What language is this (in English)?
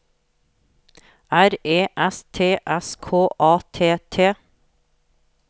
Norwegian